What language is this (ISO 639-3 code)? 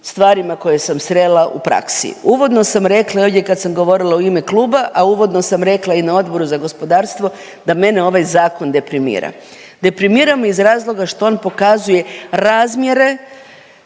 hrv